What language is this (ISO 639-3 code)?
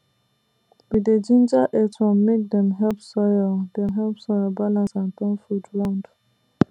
pcm